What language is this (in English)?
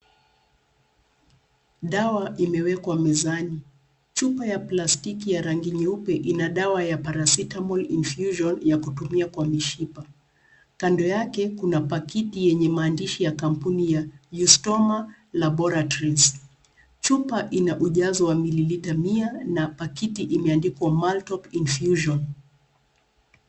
Swahili